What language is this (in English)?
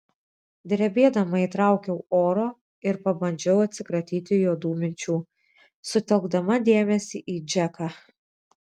Lithuanian